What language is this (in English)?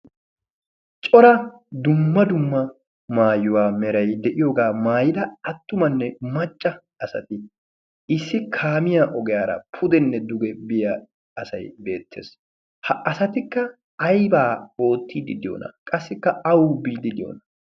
Wolaytta